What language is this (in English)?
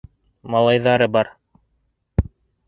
Bashkir